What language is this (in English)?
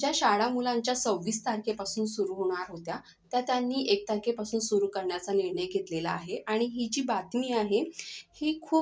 Marathi